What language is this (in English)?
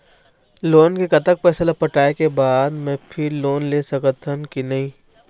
Chhattisgarhi